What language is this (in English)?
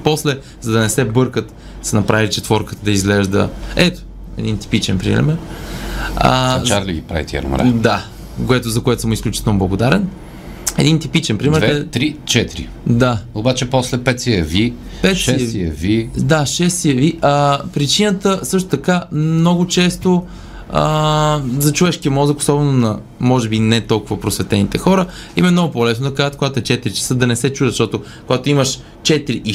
Bulgarian